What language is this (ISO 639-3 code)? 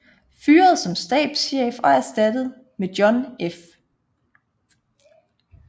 dan